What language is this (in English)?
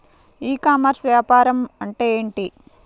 Telugu